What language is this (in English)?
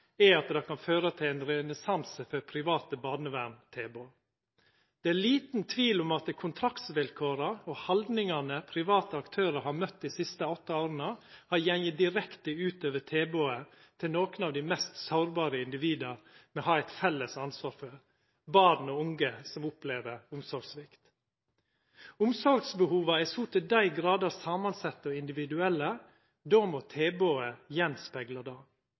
Norwegian Nynorsk